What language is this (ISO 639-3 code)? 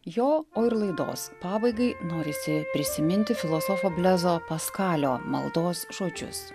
lit